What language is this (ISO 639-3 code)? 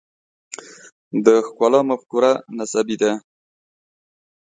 pus